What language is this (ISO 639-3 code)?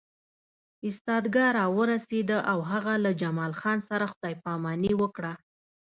pus